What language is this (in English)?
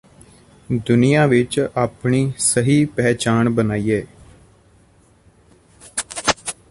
Punjabi